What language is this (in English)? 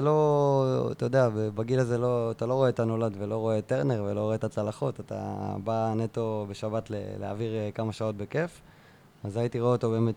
Hebrew